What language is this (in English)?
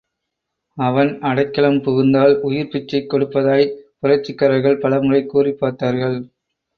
Tamil